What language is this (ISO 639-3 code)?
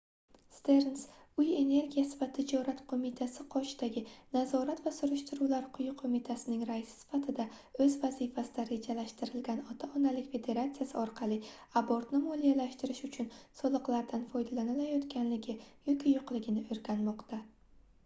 uzb